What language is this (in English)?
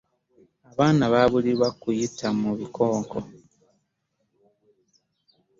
Ganda